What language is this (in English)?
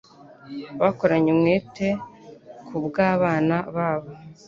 Kinyarwanda